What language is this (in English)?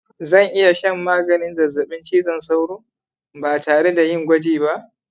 Hausa